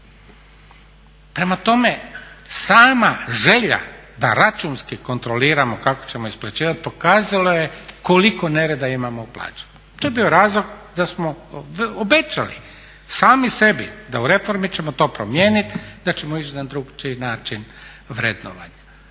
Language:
Croatian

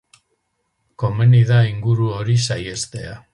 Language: Basque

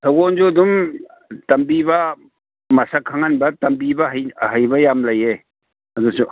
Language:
Manipuri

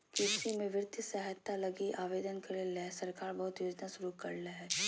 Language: Magahi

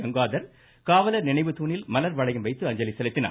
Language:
Tamil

